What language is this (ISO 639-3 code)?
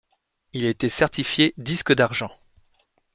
fra